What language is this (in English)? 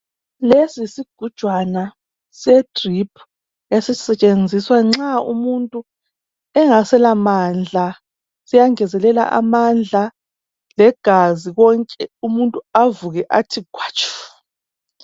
North Ndebele